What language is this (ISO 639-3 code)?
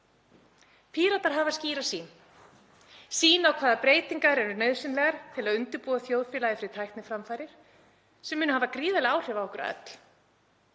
isl